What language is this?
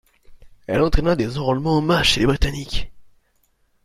French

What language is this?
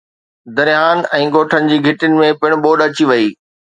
Sindhi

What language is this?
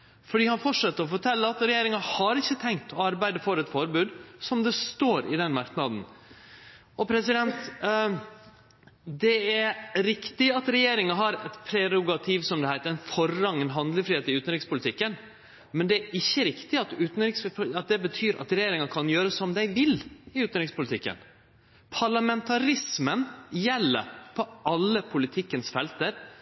Norwegian Nynorsk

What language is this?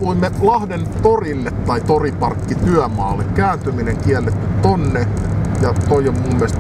Finnish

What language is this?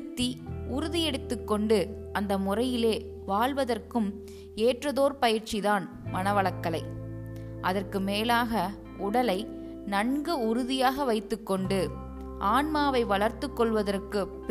Tamil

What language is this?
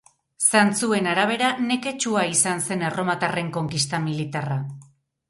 Basque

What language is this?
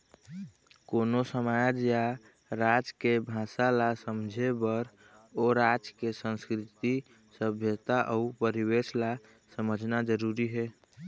Chhattisgarhi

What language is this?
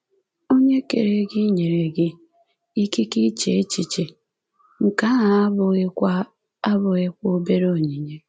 Igbo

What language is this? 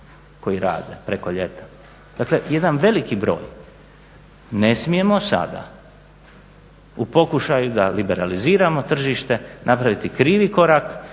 Croatian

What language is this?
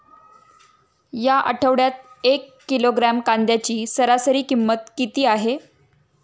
Marathi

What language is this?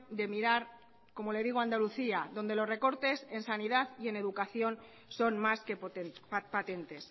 Spanish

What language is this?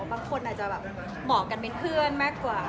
Thai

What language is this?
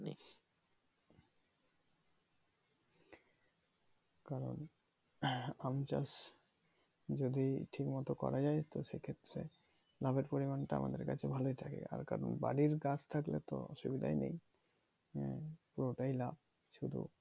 Bangla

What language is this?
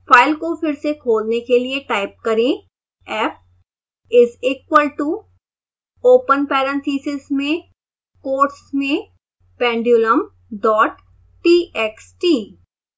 Hindi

